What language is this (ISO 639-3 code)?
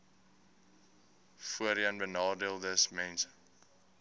afr